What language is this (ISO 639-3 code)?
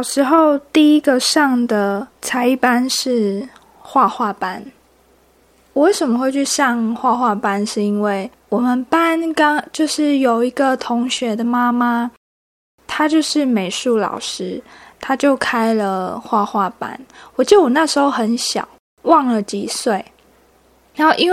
zho